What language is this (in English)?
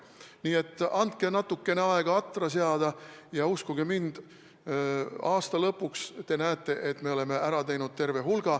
Estonian